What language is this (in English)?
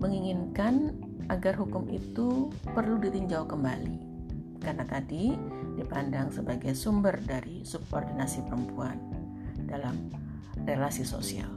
Indonesian